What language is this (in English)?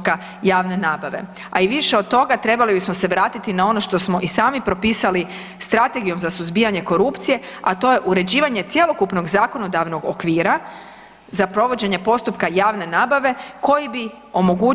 Croatian